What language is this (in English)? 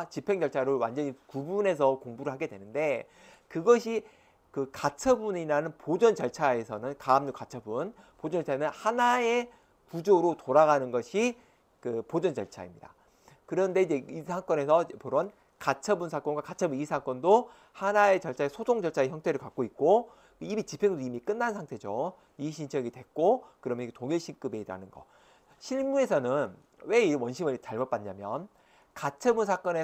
Korean